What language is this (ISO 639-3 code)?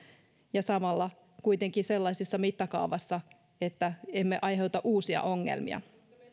fin